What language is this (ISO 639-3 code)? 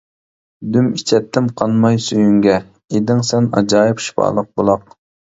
uig